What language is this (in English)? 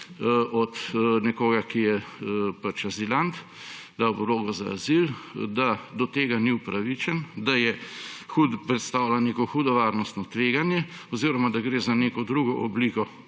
Slovenian